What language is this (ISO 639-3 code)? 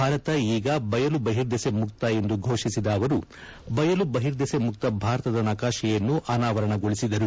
kan